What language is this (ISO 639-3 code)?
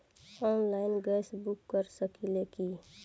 bho